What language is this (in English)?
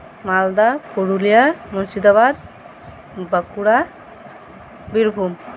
Santali